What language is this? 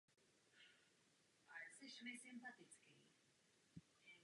Czech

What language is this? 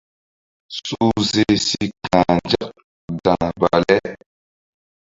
Mbum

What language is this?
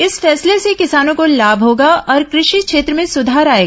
Hindi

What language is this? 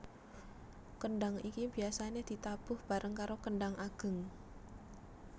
Javanese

